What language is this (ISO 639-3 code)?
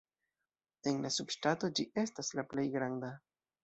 epo